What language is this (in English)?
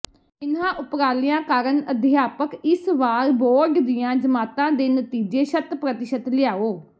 Punjabi